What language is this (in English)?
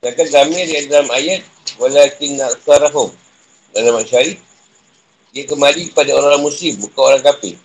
Malay